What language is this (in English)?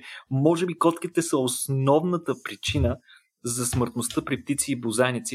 Bulgarian